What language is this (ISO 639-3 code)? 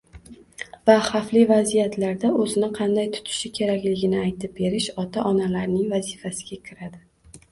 uzb